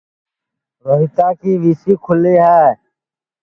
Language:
Sansi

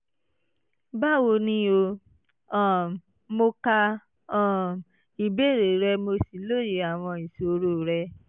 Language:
Yoruba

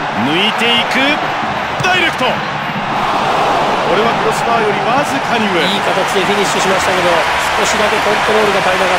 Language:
Japanese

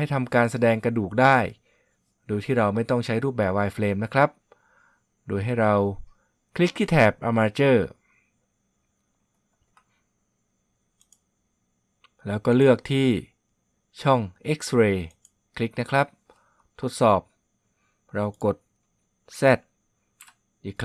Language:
Thai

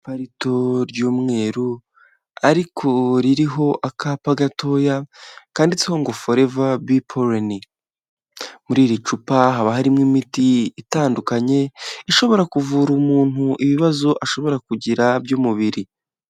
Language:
Kinyarwanda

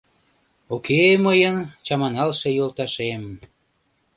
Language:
Mari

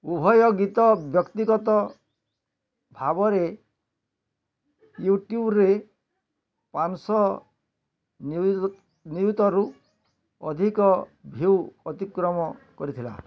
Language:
Odia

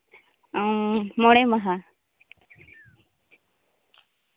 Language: Santali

